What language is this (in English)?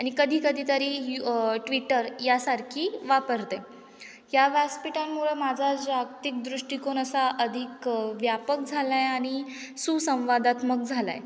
Marathi